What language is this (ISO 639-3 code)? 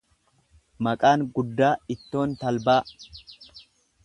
orm